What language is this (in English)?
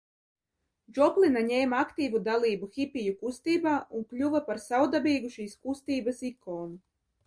Latvian